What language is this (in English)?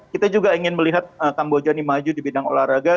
Indonesian